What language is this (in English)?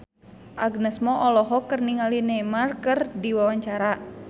Sundanese